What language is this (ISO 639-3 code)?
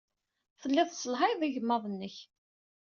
kab